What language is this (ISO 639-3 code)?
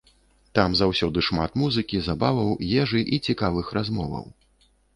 bel